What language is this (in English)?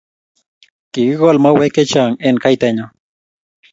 Kalenjin